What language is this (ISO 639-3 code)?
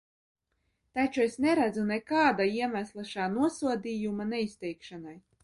lav